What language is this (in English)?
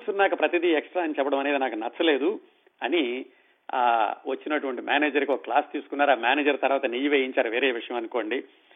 Telugu